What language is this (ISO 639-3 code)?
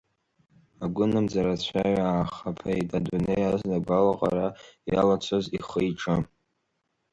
abk